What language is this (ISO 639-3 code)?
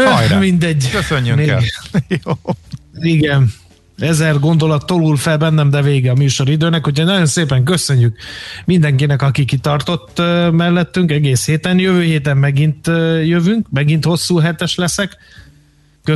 hun